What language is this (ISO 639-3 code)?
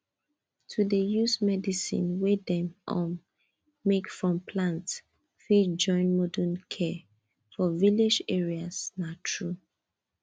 pcm